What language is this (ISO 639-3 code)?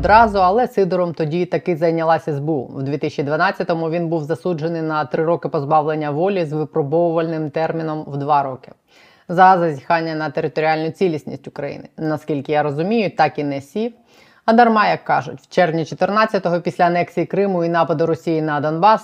ukr